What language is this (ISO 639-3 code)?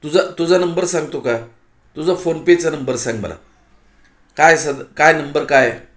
mar